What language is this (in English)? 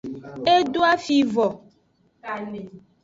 Aja (Benin)